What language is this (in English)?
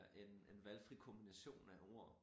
Danish